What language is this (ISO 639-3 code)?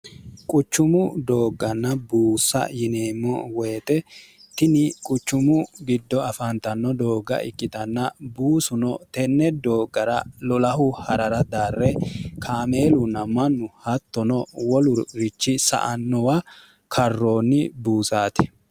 sid